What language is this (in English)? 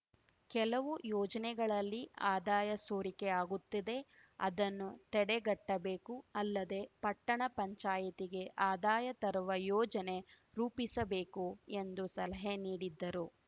Kannada